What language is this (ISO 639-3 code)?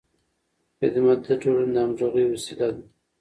pus